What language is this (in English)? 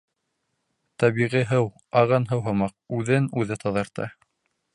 Bashkir